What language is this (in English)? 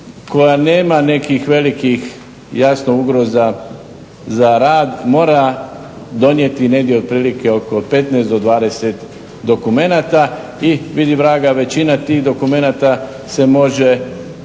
Croatian